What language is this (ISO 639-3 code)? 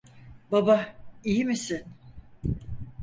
tur